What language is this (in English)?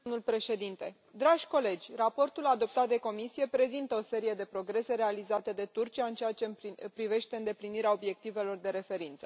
Romanian